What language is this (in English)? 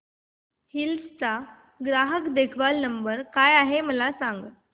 Marathi